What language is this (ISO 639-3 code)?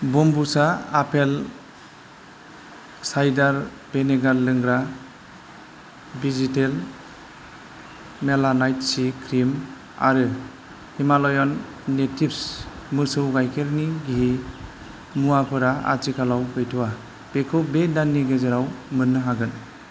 brx